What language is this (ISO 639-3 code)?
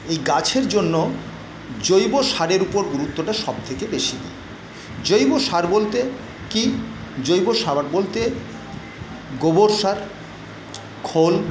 ben